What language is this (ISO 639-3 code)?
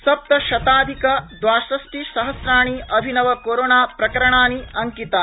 san